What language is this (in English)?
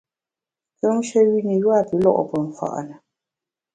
Bamun